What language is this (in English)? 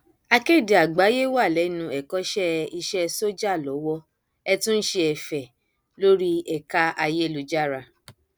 Yoruba